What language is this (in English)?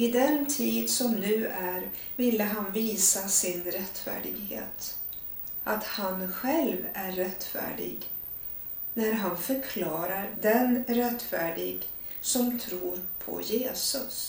Swedish